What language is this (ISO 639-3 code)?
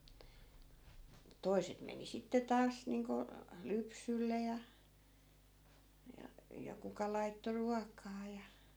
fin